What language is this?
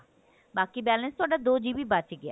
Punjabi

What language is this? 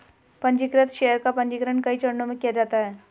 Hindi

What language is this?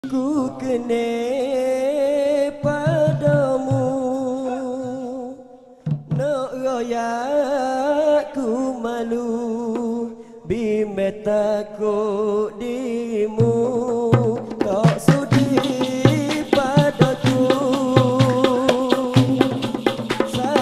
Malay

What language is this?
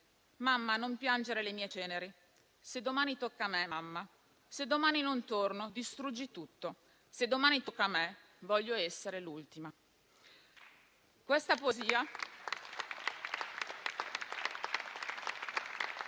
Italian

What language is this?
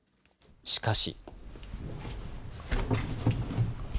Japanese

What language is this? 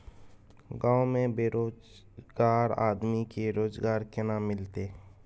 Maithili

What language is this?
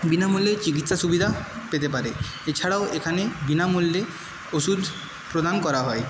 Bangla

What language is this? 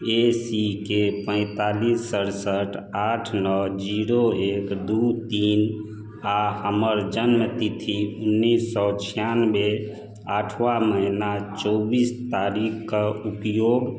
Maithili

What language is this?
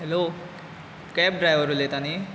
Konkani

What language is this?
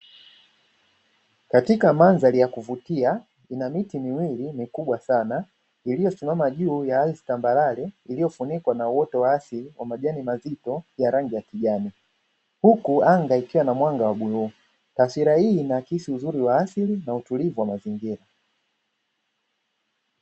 Swahili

